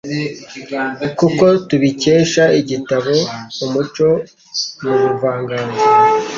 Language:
Kinyarwanda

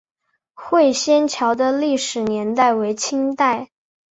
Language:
Chinese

